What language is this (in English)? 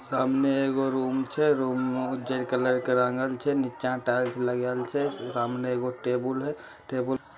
Magahi